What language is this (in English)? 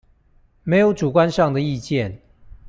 Chinese